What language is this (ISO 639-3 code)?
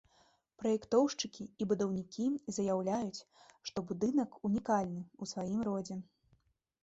bel